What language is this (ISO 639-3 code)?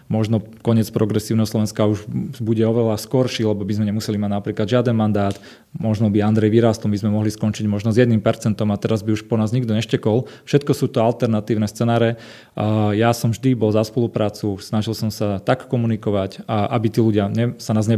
slk